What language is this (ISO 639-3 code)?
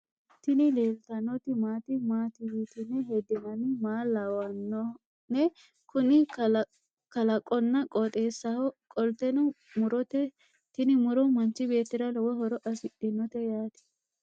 sid